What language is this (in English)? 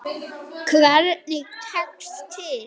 Icelandic